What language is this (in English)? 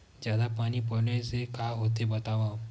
Chhattisgarhi